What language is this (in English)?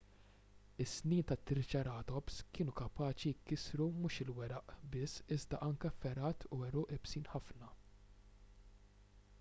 Maltese